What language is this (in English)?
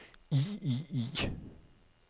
Danish